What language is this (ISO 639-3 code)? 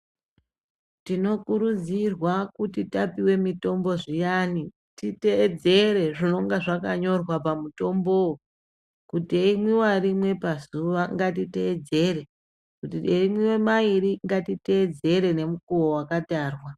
ndc